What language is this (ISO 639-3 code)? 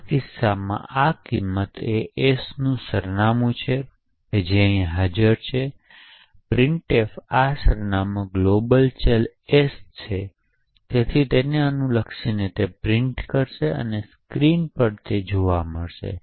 guj